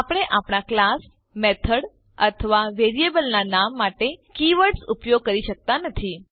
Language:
Gujarati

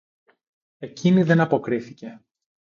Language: Greek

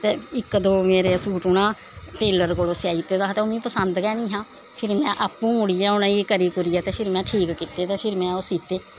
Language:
Dogri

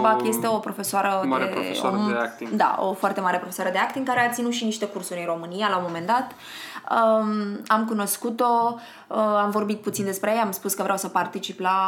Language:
Romanian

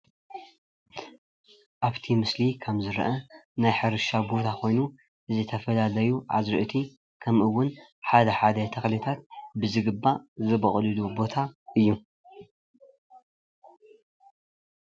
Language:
Tigrinya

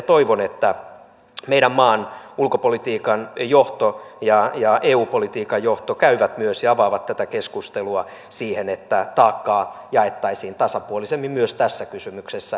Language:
Finnish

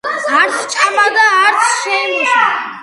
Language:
Georgian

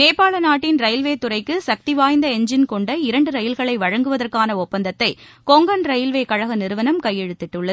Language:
Tamil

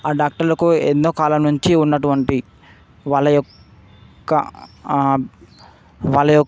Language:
Telugu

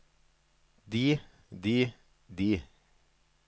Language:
Norwegian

